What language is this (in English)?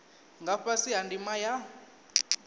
Venda